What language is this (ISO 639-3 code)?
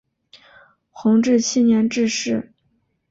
zho